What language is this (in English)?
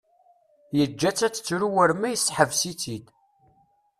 Kabyle